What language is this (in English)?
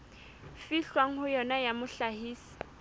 Southern Sotho